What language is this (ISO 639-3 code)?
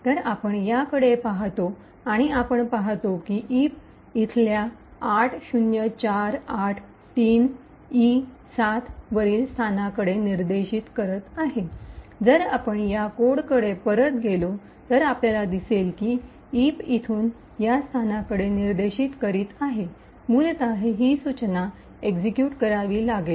mar